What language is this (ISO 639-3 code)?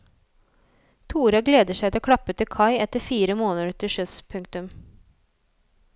nor